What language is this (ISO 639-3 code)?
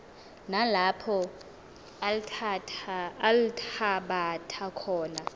xho